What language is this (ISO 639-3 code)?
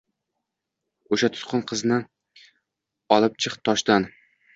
uzb